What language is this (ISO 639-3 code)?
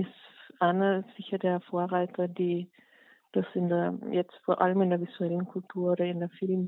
deu